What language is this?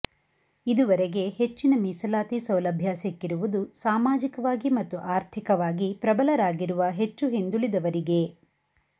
Kannada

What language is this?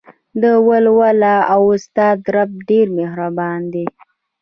Pashto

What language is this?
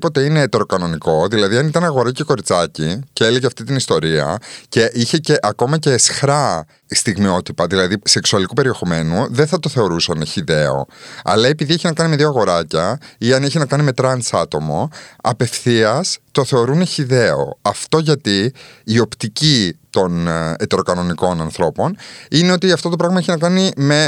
Greek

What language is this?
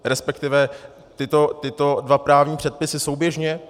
Czech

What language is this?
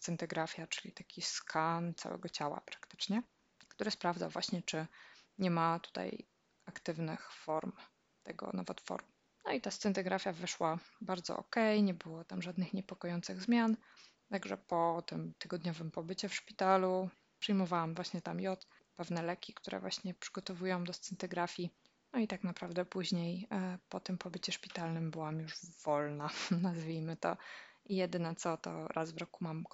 Polish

